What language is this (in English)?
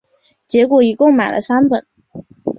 Chinese